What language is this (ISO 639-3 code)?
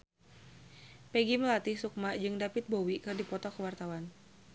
sun